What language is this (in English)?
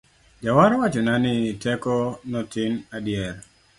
Luo (Kenya and Tanzania)